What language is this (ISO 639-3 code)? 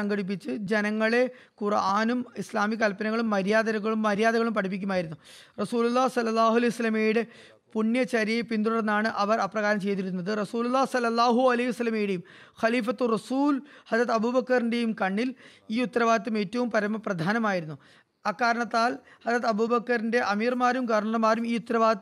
mal